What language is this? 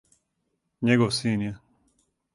Serbian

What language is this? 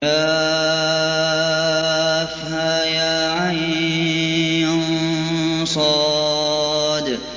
Arabic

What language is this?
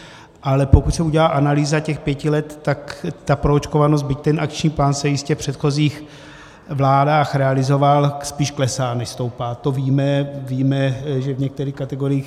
Czech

